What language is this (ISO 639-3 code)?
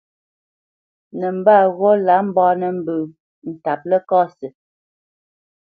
bce